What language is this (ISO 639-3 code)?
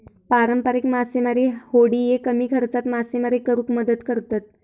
mar